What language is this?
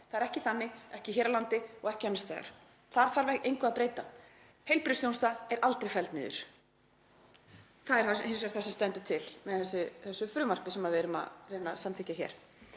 Icelandic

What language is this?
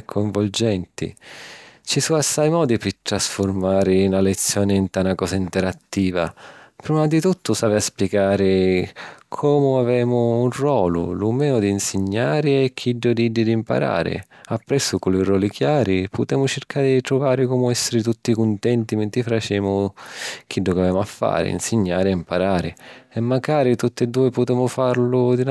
Sicilian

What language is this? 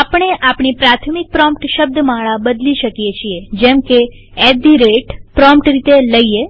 Gujarati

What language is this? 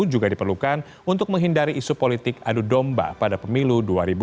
Indonesian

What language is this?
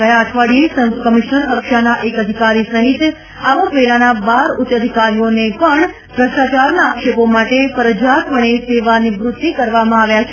Gujarati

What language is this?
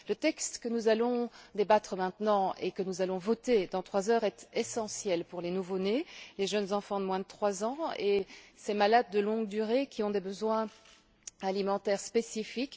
French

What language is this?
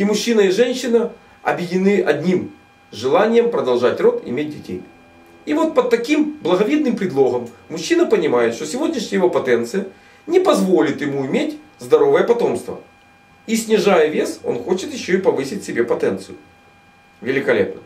Russian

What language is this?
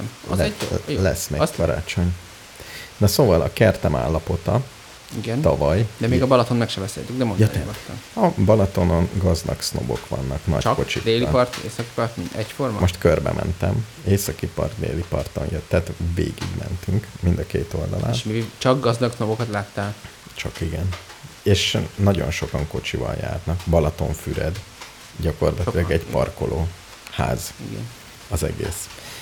Hungarian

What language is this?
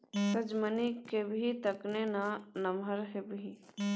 Maithili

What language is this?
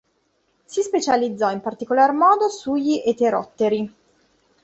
Italian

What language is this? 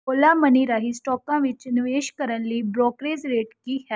Punjabi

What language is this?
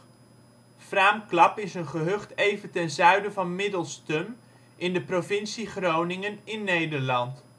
Dutch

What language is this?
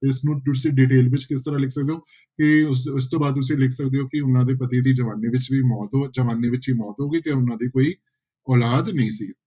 Punjabi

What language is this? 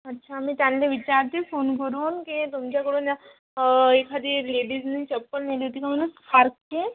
Marathi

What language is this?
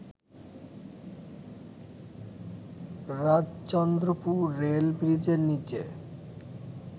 Bangla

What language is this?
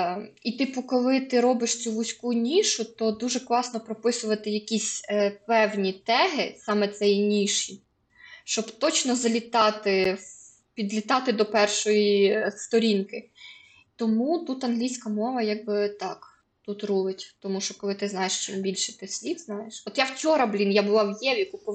Ukrainian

